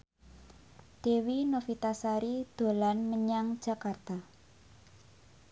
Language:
Javanese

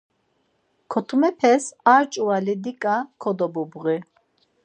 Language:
Laz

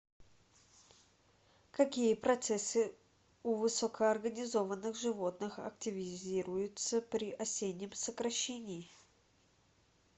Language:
Russian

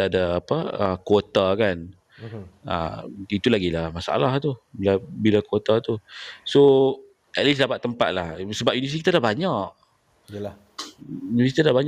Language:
Malay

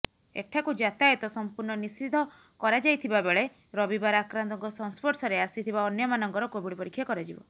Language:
Odia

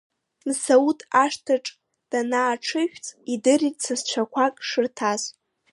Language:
Abkhazian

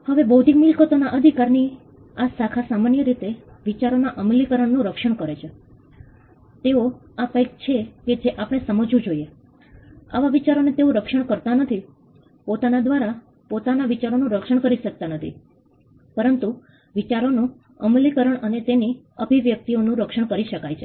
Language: Gujarati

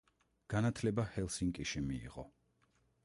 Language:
Georgian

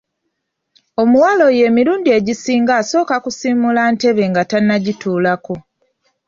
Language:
Ganda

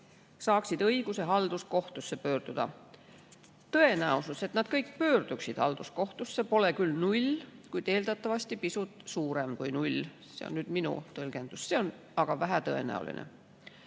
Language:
Estonian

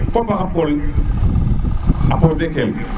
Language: Serer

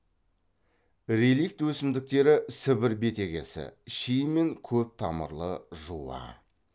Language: Kazakh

